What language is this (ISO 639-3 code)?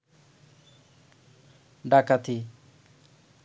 ben